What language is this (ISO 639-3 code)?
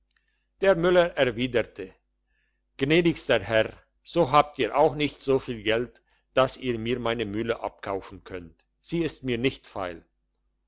deu